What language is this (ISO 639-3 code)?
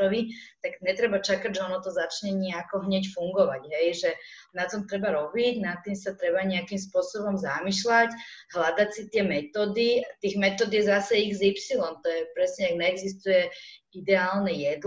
slk